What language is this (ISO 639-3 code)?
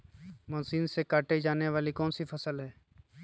mag